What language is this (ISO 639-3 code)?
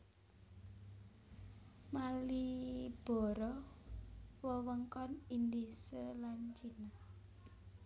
jav